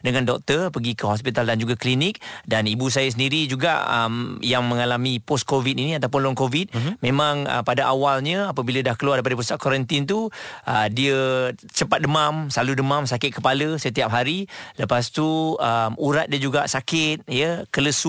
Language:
Malay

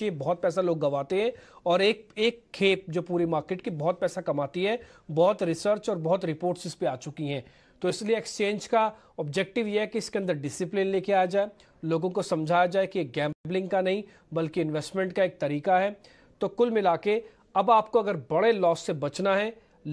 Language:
Hindi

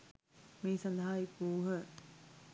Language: Sinhala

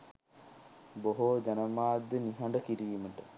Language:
Sinhala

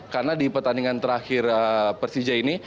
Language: Indonesian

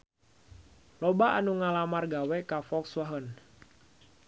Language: Sundanese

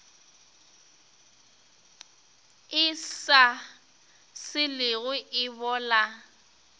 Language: Northern Sotho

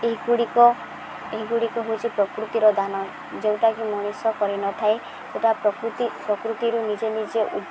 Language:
Odia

